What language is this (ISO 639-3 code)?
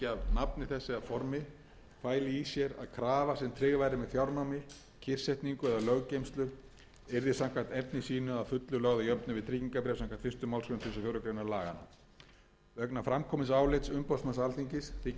isl